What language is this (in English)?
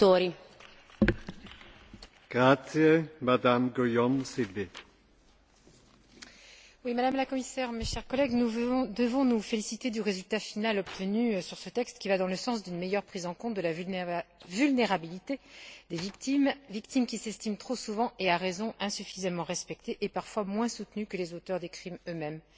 French